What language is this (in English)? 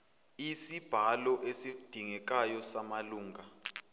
Zulu